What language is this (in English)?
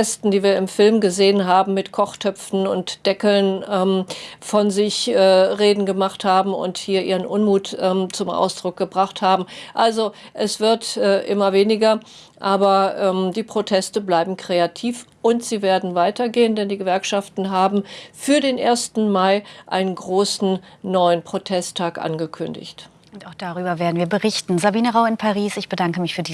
German